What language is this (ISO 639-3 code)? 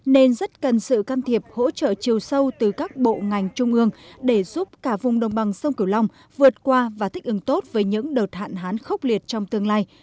vie